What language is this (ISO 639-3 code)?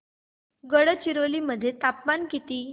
mar